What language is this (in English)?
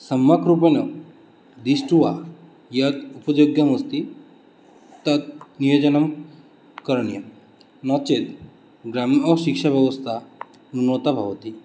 Sanskrit